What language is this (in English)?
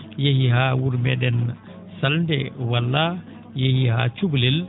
Fula